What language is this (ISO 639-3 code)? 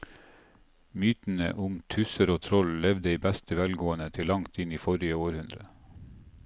nor